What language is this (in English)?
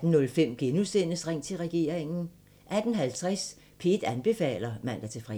Danish